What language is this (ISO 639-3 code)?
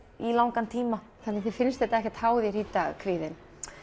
isl